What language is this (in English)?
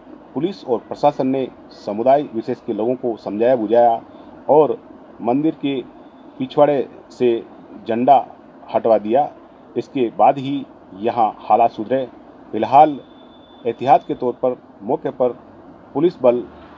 Hindi